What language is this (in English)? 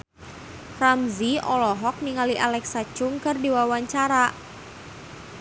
Sundanese